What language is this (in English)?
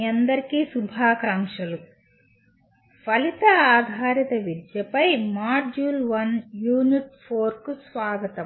Telugu